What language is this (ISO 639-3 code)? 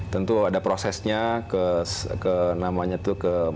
ind